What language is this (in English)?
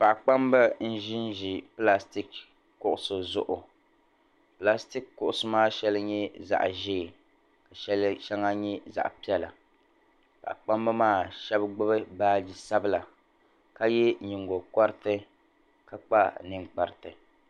Dagbani